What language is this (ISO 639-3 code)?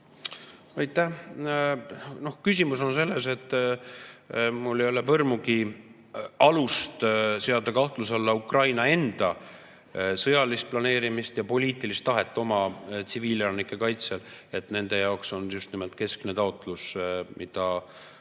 est